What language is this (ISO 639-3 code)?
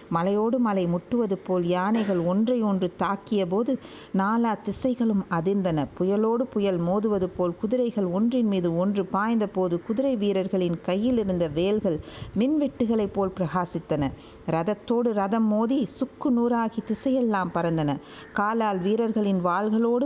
tam